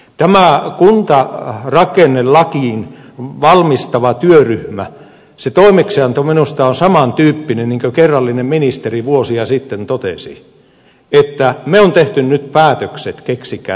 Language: Finnish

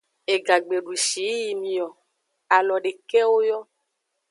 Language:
Aja (Benin)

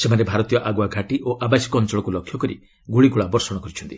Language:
Odia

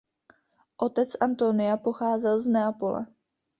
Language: Czech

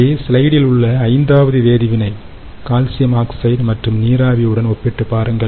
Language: Tamil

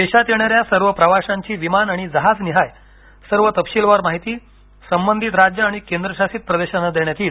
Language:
Marathi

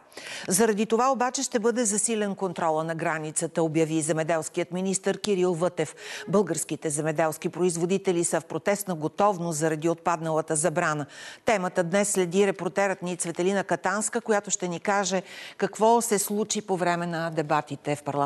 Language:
Bulgarian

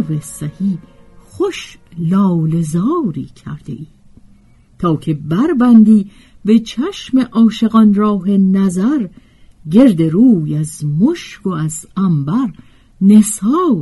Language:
Persian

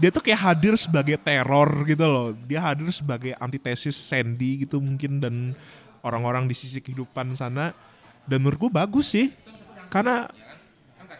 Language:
Indonesian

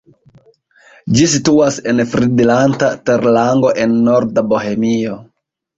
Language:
Esperanto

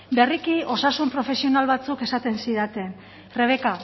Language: Basque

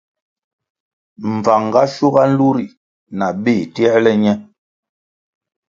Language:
Kwasio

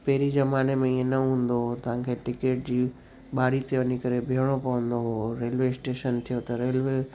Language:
Sindhi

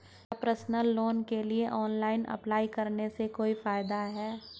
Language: Hindi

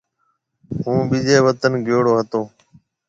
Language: Marwari (Pakistan)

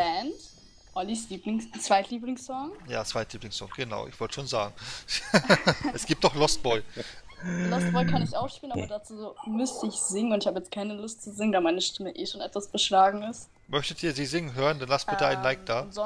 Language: German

